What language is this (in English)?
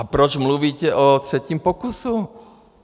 Czech